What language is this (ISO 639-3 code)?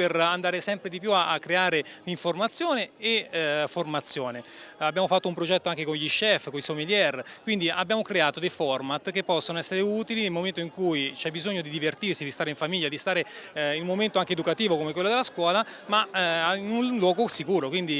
ita